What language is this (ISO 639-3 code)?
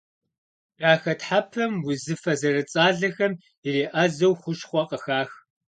kbd